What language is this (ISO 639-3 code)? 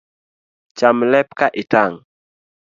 luo